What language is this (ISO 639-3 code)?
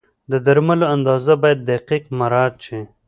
pus